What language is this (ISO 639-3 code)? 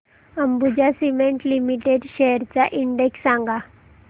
mar